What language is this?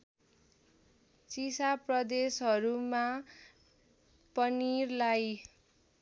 Nepali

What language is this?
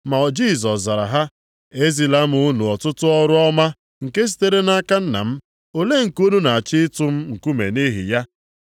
Igbo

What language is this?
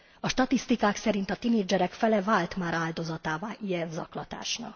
Hungarian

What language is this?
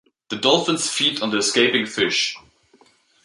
English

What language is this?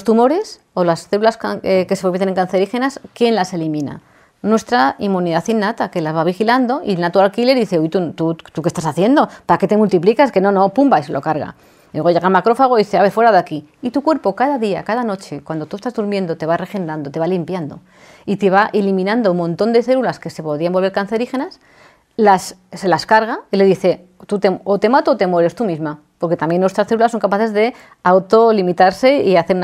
Spanish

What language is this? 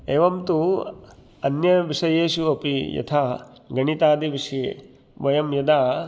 Sanskrit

